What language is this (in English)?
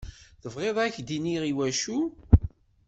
Kabyle